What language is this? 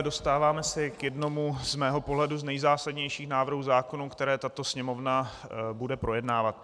Czech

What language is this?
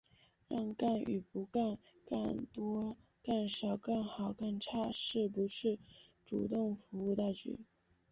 Chinese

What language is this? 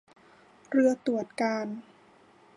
Thai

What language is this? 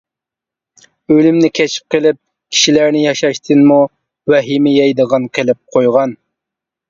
Uyghur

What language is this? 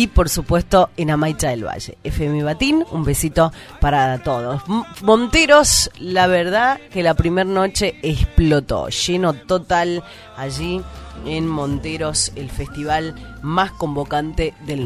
Spanish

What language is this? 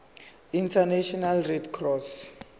Zulu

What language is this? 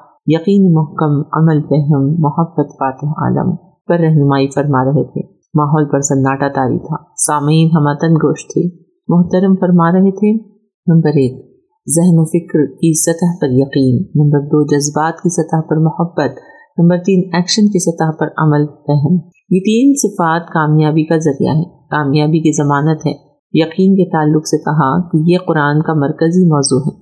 Urdu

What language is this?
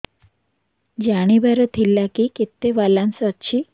Odia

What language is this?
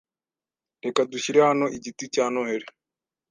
Kinyarwanda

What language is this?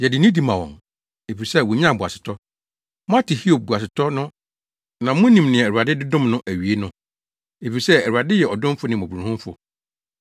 Akan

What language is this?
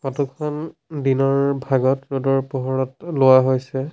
Assamese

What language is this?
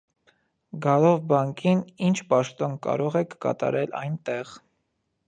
Armenian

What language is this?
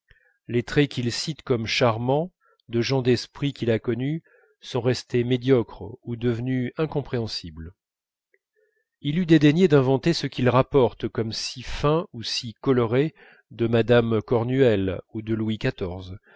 French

